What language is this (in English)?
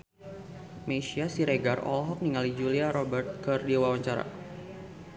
Sundanese